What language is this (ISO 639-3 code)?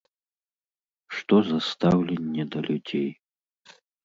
bel